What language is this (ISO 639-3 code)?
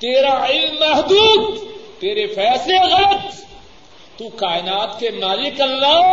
urd